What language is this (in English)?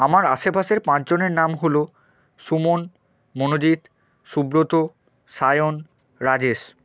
Bangla